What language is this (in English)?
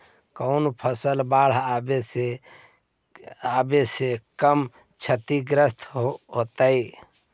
Magahi